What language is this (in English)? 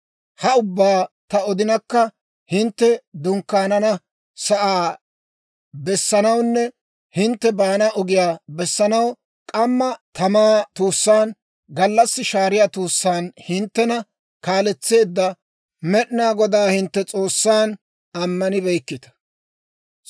Dawro